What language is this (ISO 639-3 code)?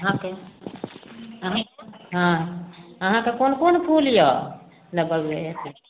mai